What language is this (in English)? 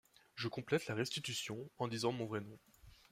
French